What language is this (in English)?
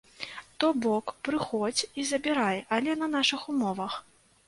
Belarusian